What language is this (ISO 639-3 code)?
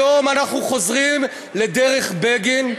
heb